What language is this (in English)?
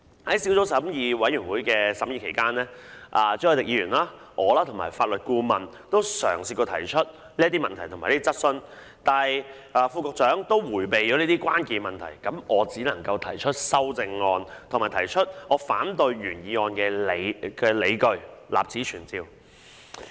Cantonese